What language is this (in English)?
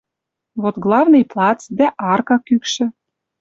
Western Mari